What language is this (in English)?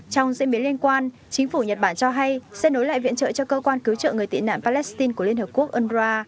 Vietnamese